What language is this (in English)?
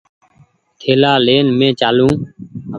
Goaria